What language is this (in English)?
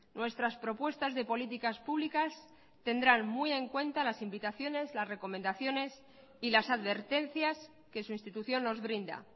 Spanish